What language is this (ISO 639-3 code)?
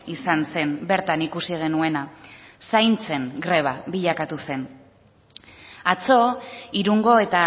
eus